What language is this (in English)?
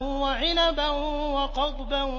Arabic